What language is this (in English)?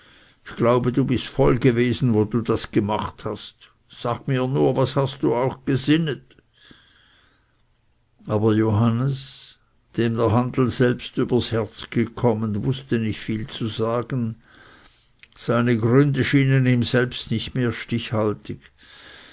German